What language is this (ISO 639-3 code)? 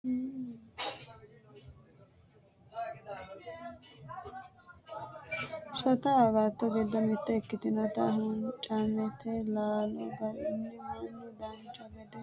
sid